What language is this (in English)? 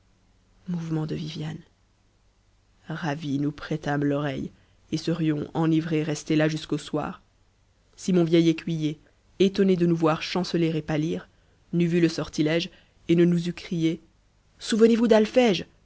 French